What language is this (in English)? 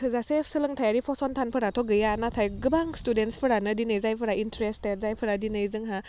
Bodo